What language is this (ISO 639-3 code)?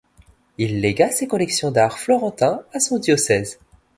fra